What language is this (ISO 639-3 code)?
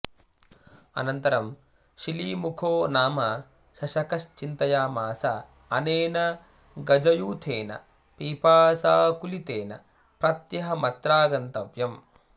san